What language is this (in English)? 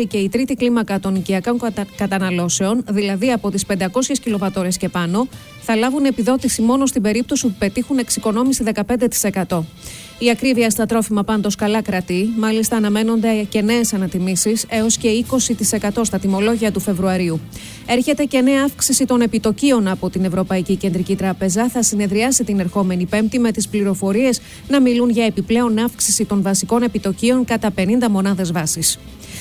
Greek